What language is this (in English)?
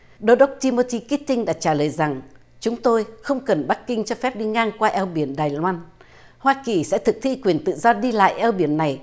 Vietnamese